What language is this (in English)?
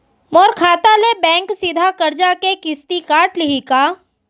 Chhattisgarhi